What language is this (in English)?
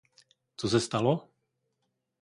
Czech